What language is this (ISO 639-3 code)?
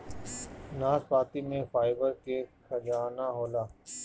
bho